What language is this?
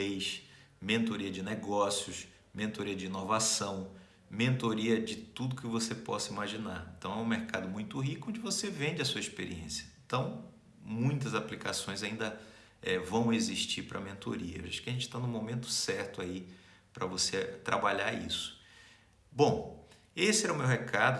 Portuguese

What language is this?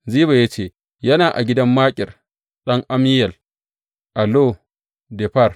Hausa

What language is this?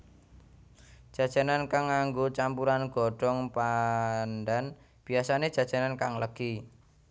Javanese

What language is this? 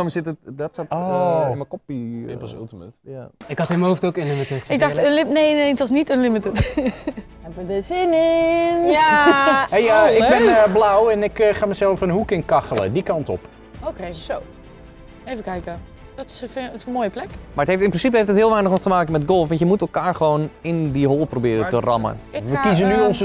Dutch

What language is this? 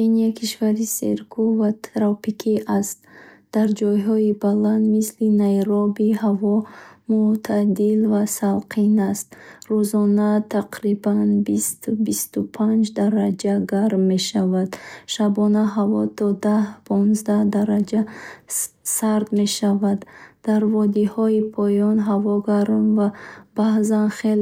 Bukharic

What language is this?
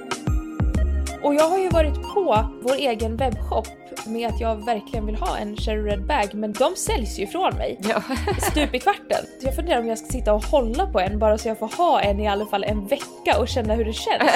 Swedish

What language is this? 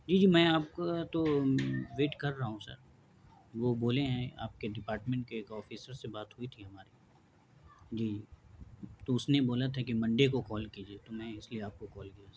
Urdu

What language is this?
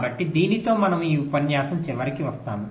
Telugu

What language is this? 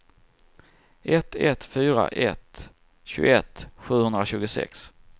Swedish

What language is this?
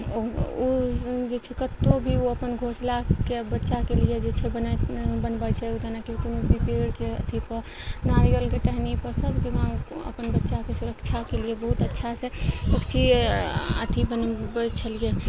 Maithili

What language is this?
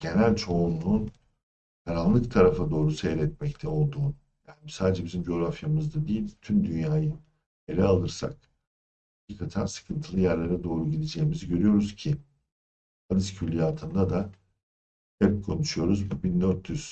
Turkish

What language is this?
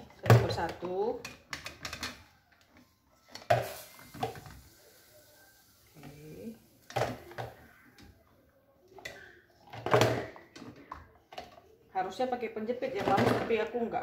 Indonesian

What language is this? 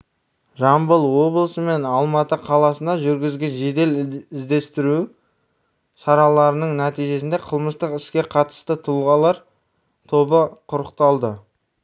Kazakh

